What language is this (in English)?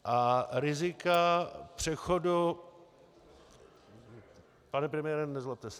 Czech